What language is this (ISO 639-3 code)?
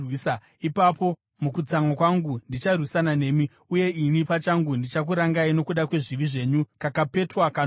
sna